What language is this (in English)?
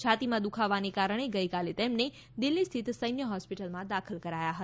Gujarati